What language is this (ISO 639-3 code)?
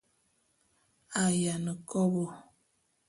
bum